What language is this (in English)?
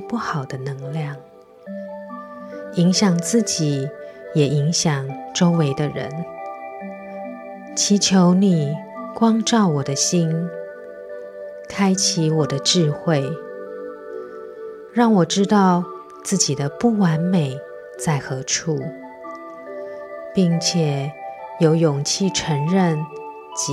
Chinese